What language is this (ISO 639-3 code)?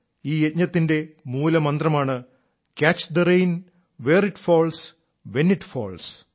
mal